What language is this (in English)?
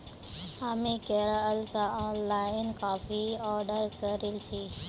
Magahi